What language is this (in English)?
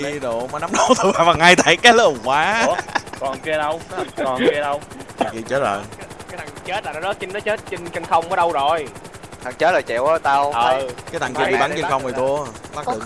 Vietnamese